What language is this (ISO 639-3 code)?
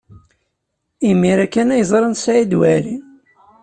kab